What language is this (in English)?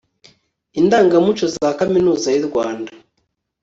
Kinyarwanda